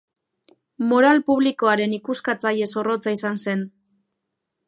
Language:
Basque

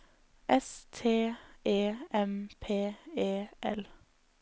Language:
Norwegian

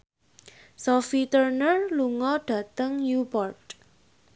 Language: Javanese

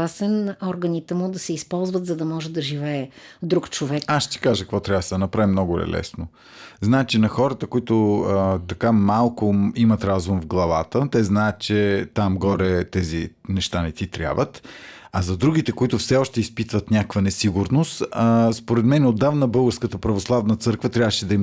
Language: Bulgarian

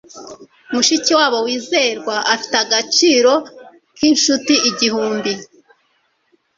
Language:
Kinyarwanda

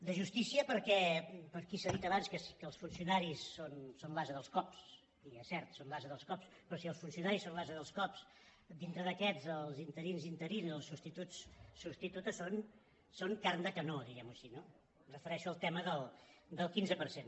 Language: Catalan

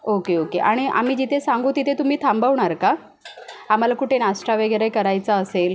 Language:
Marathi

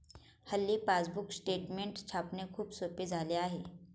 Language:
Marathi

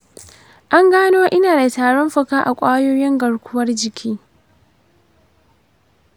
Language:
Hausa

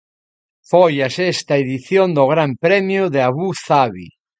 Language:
Galician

